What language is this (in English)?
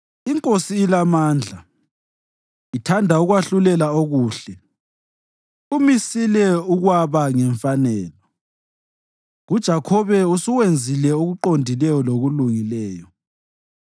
North Ndebele